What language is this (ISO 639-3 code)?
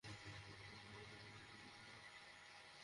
ben